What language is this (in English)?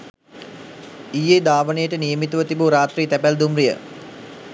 Sinhala